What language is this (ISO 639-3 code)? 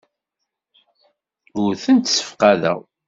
kab